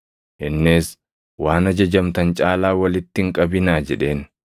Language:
Oromo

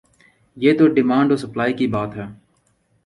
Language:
Urdu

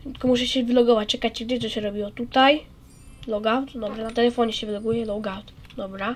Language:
Polish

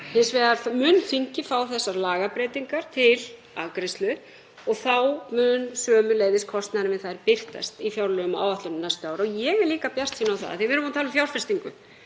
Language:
Icelandic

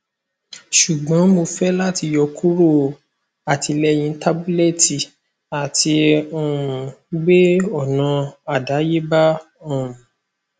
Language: Yoruba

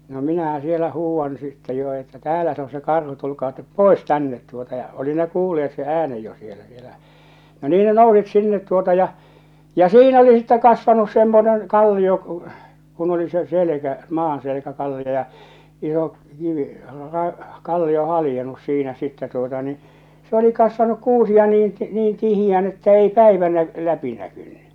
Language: Finnish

